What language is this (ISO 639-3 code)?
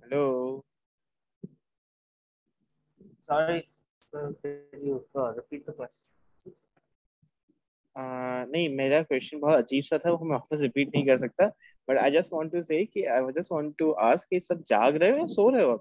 hin